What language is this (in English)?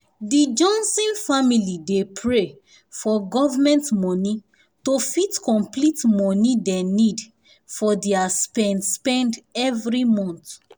Nigerian Pidgin